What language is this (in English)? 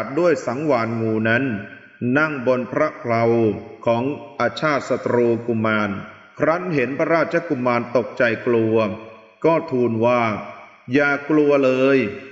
Thai